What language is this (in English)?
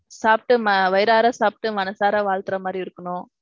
Tamil